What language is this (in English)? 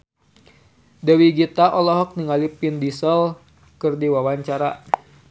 Sundanese